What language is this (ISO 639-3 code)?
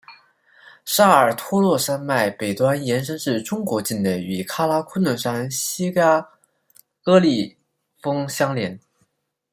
zho